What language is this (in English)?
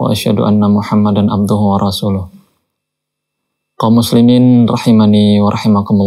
Indonesian